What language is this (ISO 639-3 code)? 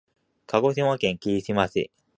jpn